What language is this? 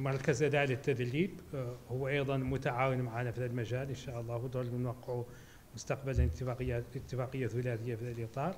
Arabic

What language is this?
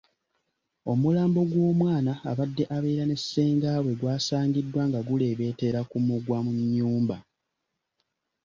Ganda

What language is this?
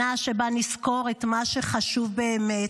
Hebrew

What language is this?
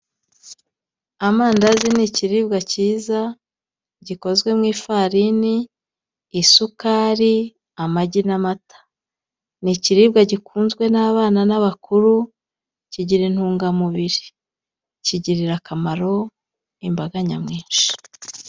Kinyarwanda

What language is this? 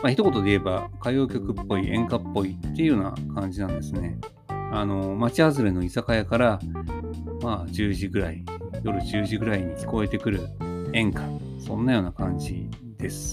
Japanese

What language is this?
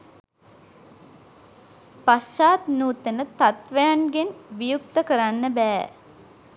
Sinhala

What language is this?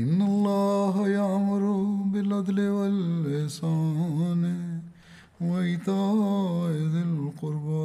Turkish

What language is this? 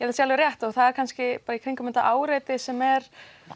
Icelandic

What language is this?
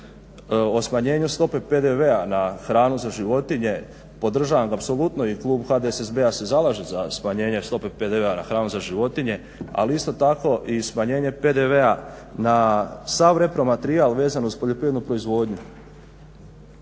Croatian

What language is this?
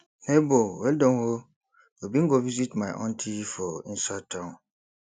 Nigerian Pidgin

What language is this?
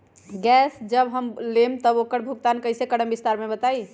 Magahi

